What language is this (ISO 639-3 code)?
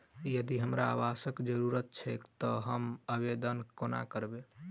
mai